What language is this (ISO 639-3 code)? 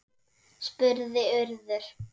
isl